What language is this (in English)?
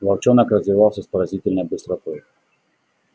Russian